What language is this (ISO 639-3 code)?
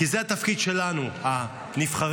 heb